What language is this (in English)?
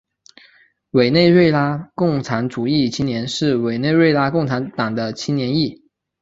Chinese